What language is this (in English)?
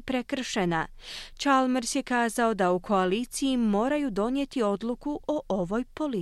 Croatian